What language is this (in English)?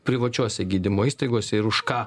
Lithuanian